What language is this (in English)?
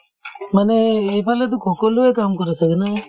Assamese